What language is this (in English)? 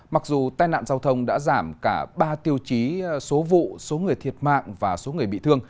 Vietnamese